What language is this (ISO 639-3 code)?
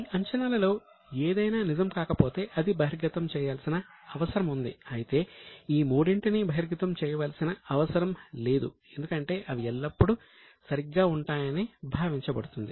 tel